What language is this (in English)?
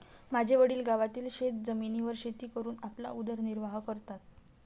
Marathi